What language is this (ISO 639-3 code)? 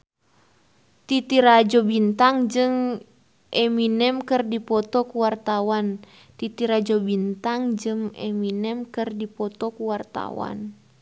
sun